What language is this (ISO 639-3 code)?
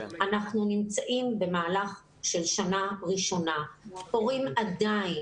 heb